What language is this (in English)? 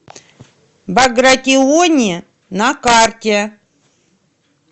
Russian